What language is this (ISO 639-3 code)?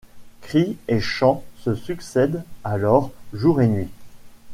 fra